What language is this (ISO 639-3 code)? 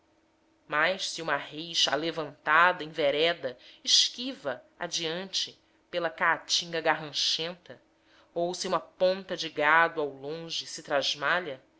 por